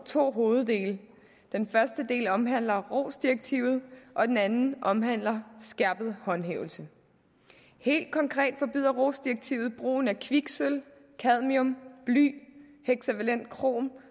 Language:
Danish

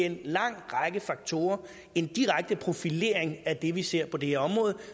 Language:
Danish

